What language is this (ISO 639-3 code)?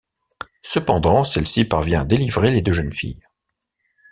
fra